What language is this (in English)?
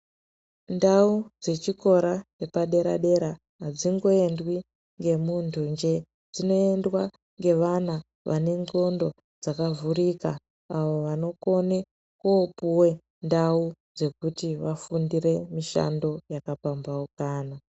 Ndau